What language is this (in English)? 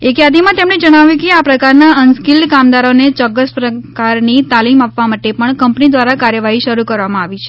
Gujarati